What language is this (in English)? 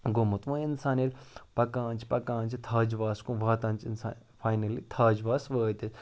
Kashmiri